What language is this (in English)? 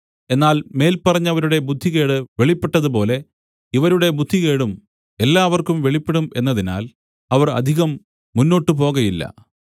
Malayalam